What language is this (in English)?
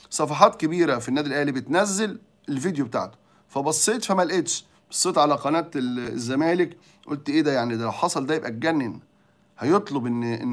Arabic